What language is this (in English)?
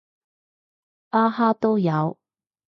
Cantonese